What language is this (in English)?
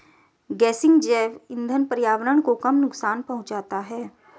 Hindi